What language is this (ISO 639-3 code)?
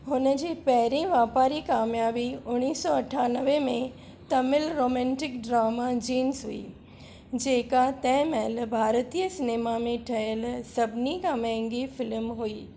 snd